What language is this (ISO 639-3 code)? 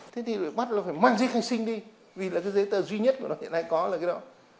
vie